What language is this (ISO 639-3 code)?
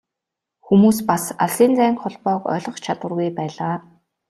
mon